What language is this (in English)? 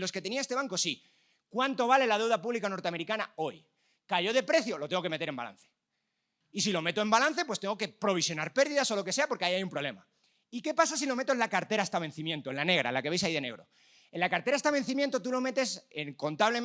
Spanish